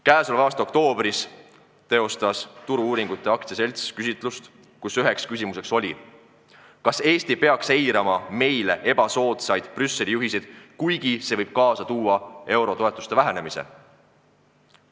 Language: Estonian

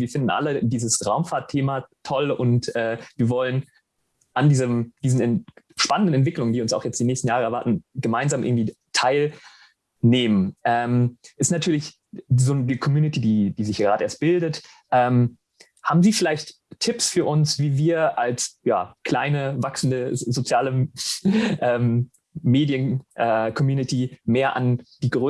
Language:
German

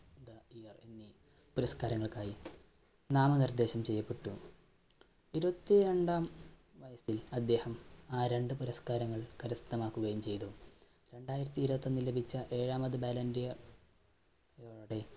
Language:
Malayalam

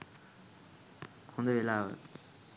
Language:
Sinhala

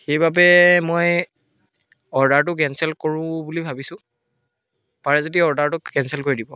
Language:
Assamese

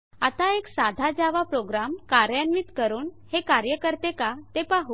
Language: Marathi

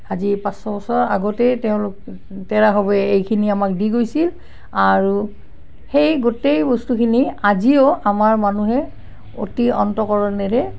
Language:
Assamese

